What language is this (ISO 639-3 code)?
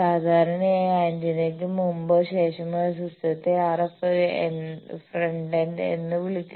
mal